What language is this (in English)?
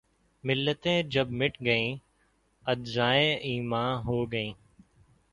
Urdu